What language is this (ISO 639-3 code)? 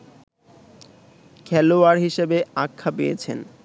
ben